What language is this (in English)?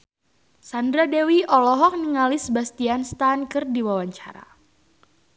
Sundanese